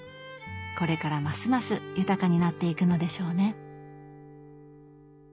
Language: Japanese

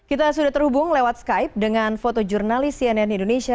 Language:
Indonesian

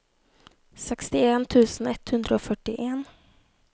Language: Norwegian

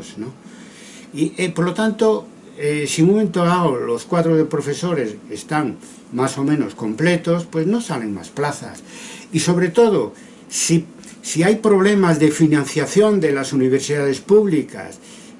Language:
Spanish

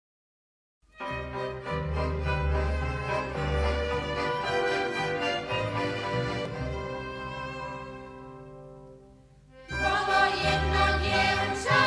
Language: Slovak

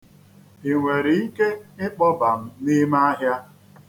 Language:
Igbo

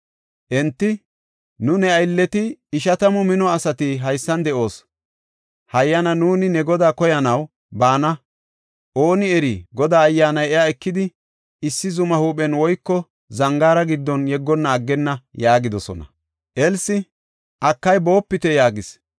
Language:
Gofa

